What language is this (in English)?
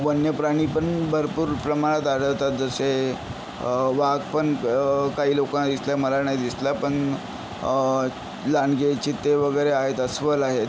Marathi